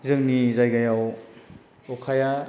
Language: Bodo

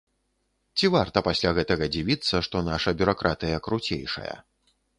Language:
Belarusian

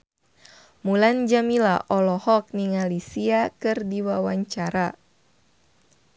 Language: Sundanese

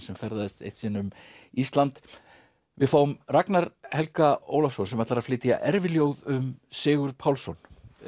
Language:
Icelandic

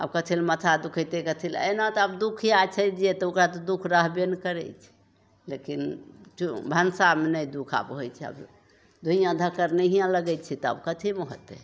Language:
Maithili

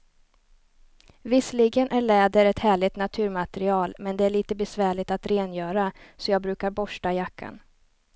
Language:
Swedish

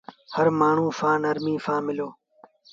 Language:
Sindhi Bhil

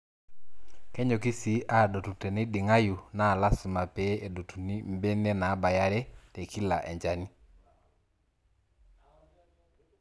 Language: Masai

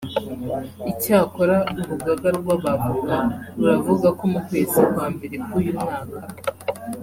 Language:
Kinyarwanda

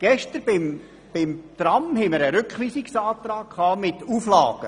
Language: Swiss German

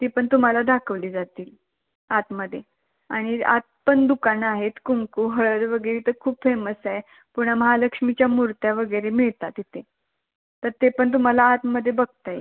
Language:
Marathi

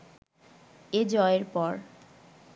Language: Bangla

